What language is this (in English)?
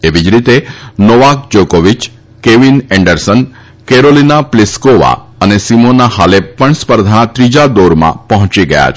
Gujarati